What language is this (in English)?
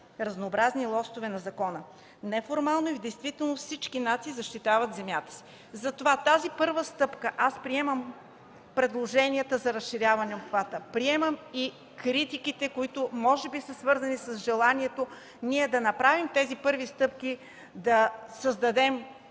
Bulgarian